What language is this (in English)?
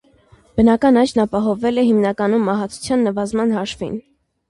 Armenian